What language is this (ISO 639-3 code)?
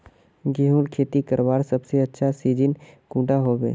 mag